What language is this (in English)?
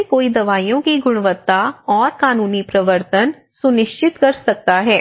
Hindi